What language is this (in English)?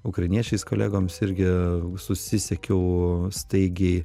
Lithuanian